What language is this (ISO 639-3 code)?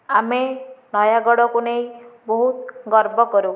ori